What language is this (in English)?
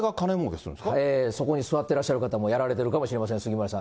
Japanese